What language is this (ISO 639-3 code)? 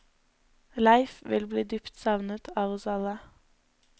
nor